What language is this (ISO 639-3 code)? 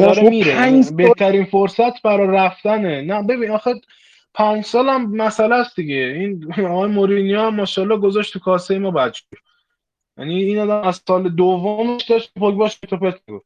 fas